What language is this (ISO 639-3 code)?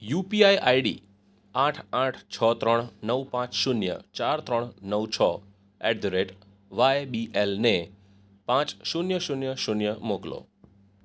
guj